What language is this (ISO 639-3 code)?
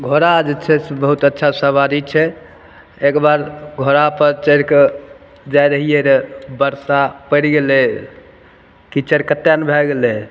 mai